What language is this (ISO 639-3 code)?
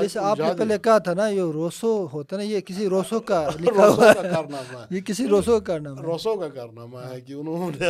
urd